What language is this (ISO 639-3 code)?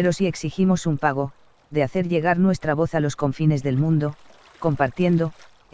spa